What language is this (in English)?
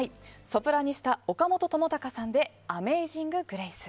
Japanese